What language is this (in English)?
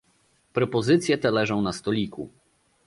Polish